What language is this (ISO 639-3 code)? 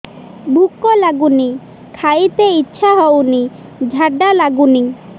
ori